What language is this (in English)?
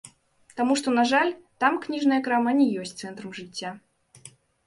Belarusian